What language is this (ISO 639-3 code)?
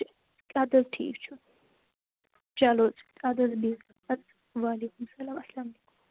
kas